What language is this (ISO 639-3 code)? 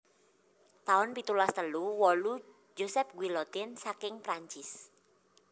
jav